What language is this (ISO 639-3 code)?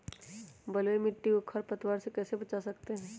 mag